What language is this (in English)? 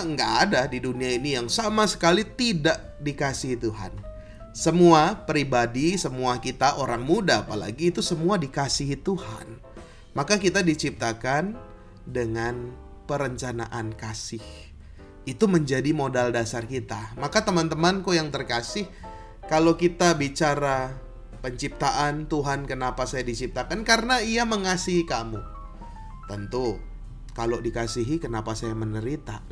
Indonesian